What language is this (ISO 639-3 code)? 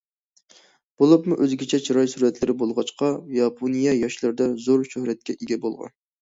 uig